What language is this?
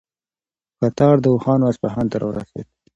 Pashto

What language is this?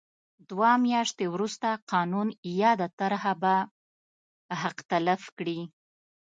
Pashto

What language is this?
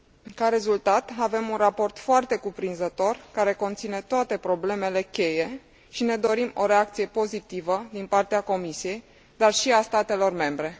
Romanian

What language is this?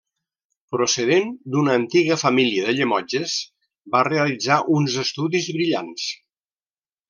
Catalan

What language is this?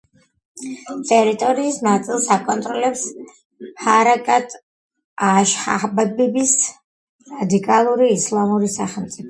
Georgian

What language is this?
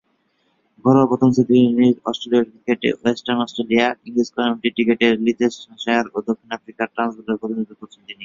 Bangla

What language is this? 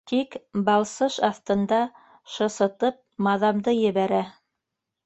Bashkir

